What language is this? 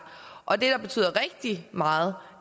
Danish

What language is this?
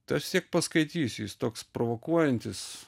Lithuanian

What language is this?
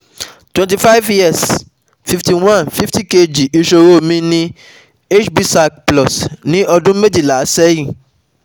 Yoruba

